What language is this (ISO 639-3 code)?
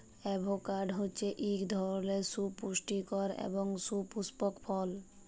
ben